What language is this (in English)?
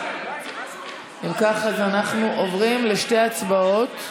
Hebrew